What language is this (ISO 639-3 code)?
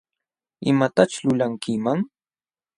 qxw